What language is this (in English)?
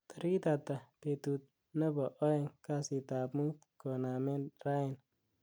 Kalenjin